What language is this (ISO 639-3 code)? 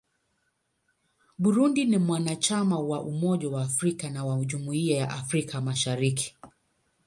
swa